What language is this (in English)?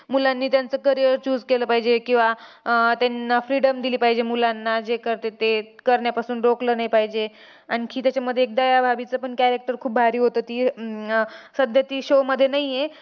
Marathi